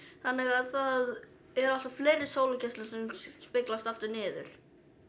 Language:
Icelandic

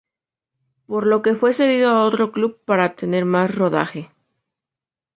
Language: Spanish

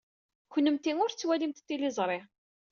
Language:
Kabyle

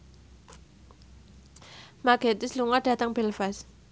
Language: Javanese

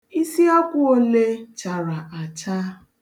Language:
Igbo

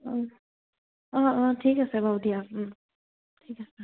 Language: Assamese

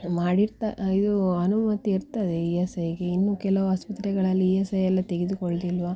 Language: Kannada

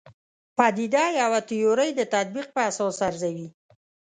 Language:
Pashto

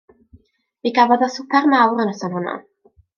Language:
Welsh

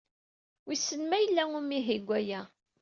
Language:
Kabyle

